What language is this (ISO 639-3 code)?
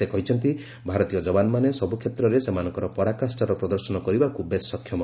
ori